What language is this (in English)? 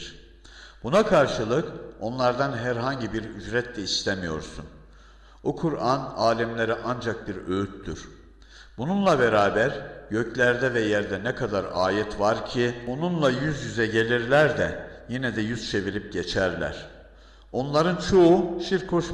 Turkish